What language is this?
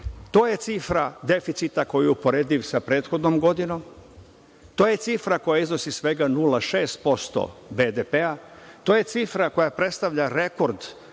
Serbian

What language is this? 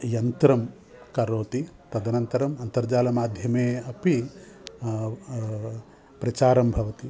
Sanskrit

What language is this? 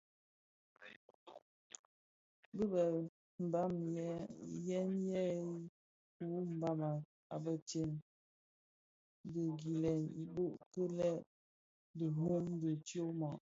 Bafia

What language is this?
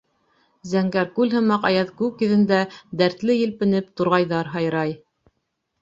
Bashkir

